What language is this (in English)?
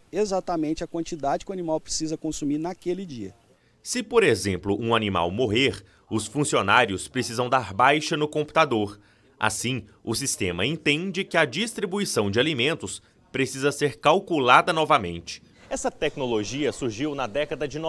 Portuguese